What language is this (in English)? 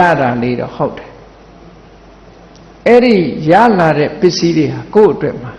Vietnamese